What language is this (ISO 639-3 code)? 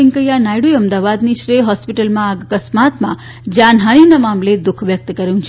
guj